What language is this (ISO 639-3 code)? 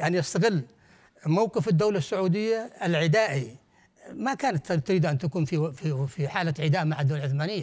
ara